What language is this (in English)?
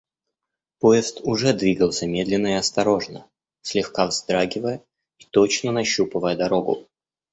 Russian